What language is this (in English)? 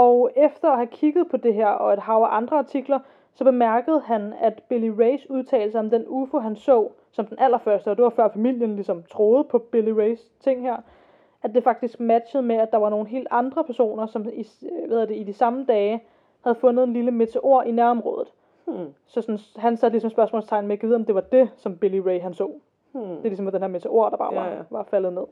Danish